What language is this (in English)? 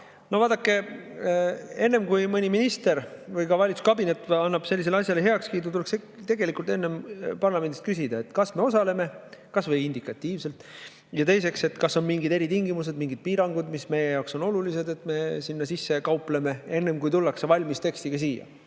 Estonian